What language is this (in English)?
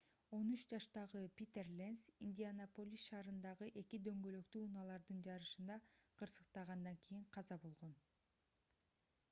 Kyrgyz